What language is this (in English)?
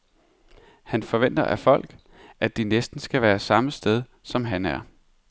Danish